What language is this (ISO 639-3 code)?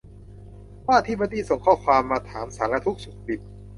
tha